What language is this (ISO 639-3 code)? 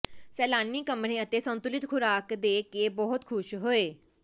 pan